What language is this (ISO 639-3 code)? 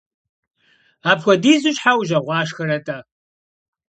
kbd